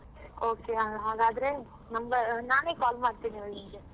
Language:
Kannada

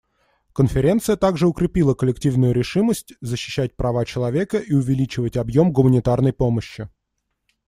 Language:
Russian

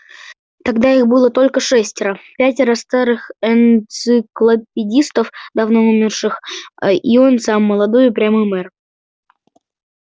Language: Russian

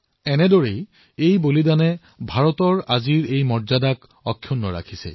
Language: Assamese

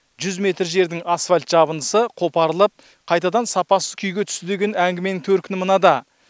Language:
Kazakh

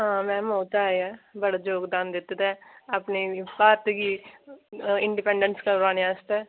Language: Dogri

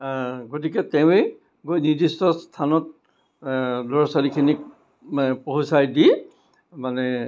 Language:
Assamese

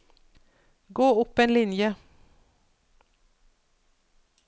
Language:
Norwegian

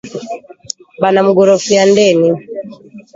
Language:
Swahili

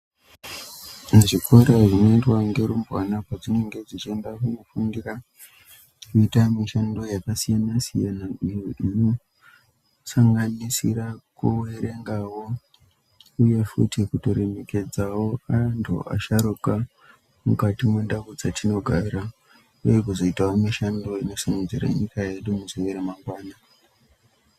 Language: Ndau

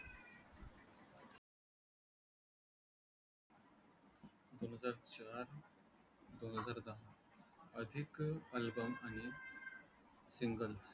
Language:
Marathi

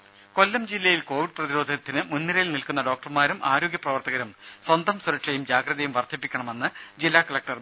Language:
Malayalam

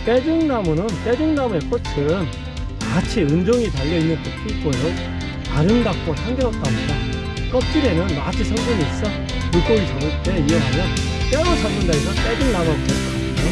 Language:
Korean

